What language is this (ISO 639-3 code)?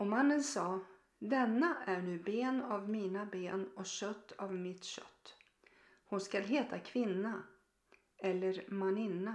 swe